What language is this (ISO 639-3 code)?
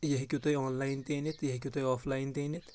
kas